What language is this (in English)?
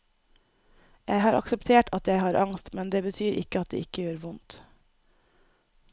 Norwegian